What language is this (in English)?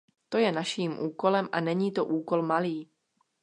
Czech